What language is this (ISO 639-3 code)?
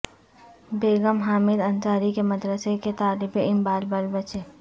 urd